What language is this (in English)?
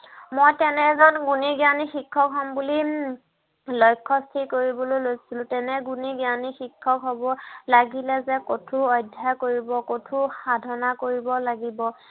Assamese